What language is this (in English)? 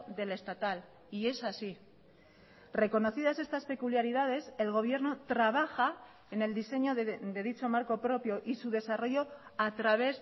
Spanish